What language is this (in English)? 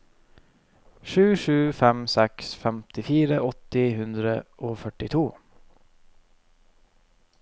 Norwegian